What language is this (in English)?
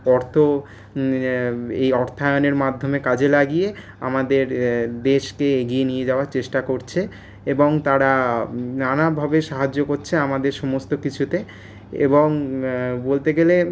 Bangla